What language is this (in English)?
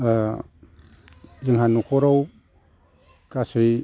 Bodo